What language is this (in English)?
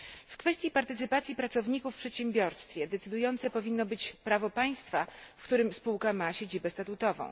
Polish